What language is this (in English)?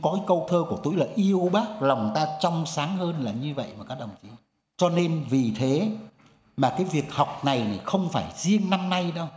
Vietnamese